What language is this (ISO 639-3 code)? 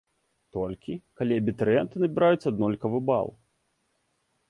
bel